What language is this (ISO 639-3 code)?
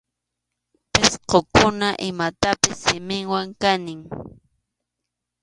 qxu